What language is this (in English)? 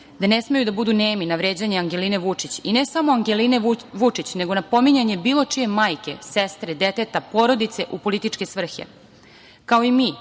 Serbian